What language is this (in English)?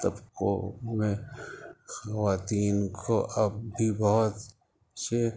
Urdu